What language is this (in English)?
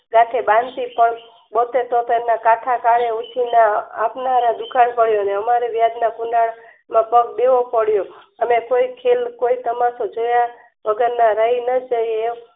Gujarati